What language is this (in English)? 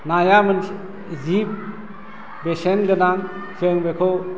Bodo